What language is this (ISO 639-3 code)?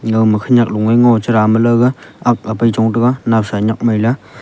nnp